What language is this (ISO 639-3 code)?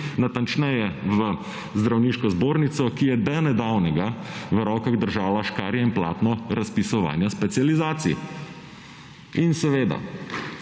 slv